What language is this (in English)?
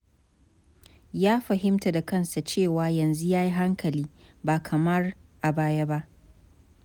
Hausa